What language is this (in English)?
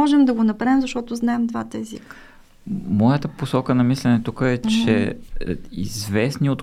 Bulgarian